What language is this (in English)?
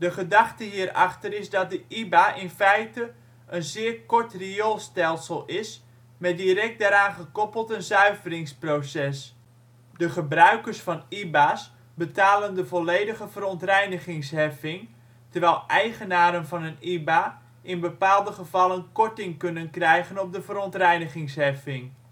Dutch